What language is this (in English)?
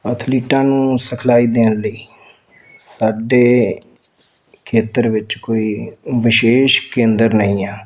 Punjabi